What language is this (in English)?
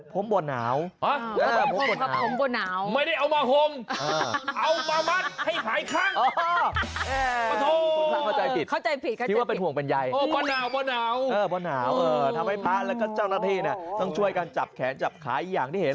Thai